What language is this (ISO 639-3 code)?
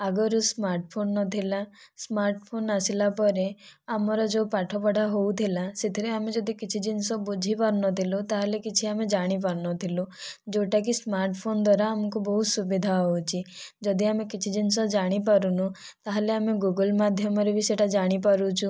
ori